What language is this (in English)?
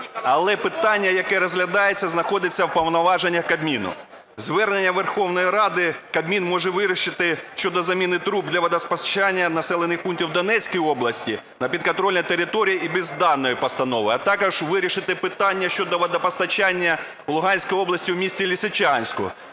Ukrainian